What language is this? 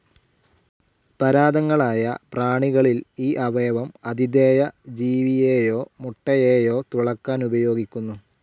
Malayalam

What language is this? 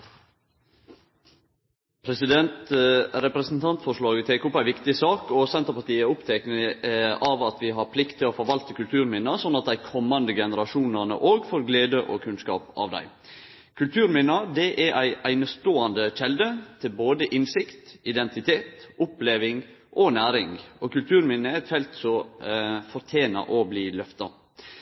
Norwegian Nynorsk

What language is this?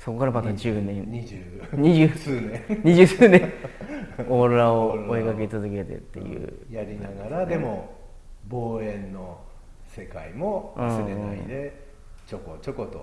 Japanese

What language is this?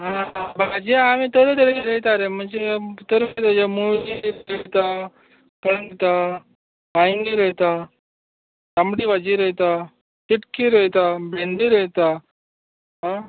Konkani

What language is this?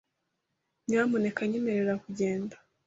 Kinyarwanda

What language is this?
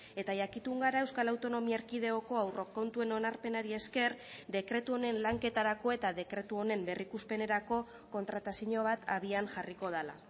Basque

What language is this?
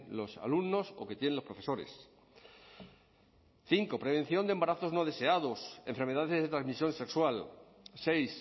Spanish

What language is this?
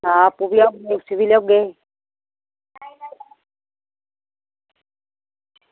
Dogri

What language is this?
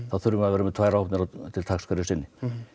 Icelandic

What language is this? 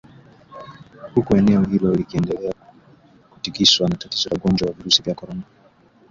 Swahili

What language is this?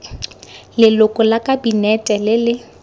Tswana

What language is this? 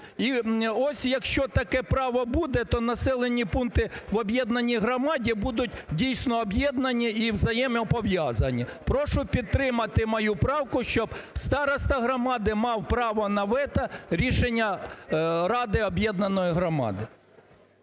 Ukrainian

